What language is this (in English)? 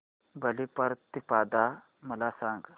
Marathi